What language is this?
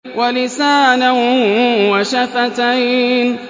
Arabic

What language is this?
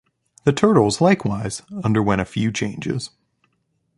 English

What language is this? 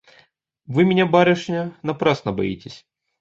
Russian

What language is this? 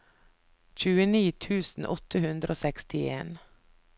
Norwegian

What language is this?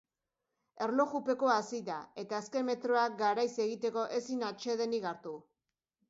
Basque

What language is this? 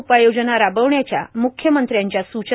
Marathi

